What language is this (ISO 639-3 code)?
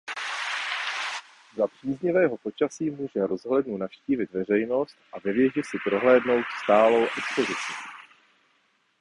ces